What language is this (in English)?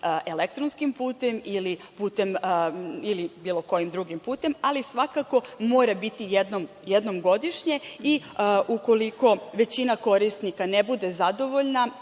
Serbian